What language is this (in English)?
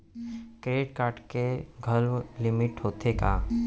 Chhattisgarhi